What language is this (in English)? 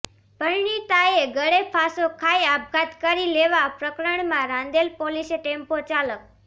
Gujarati